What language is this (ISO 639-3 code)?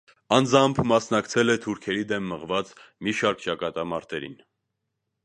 hye